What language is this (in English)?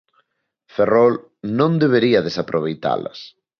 Galician